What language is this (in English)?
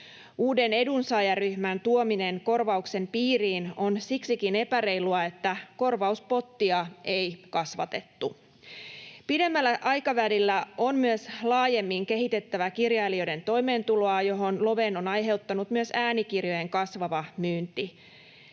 Finnish